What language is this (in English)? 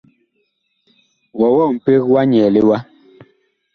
Bakoko